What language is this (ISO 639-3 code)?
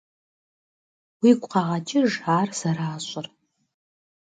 kbd